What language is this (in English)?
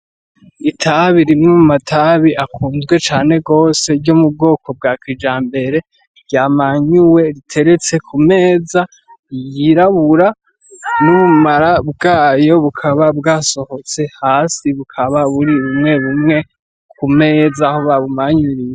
Rundi